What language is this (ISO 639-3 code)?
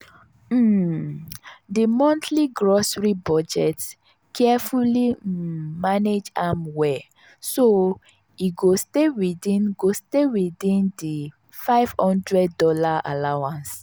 pcm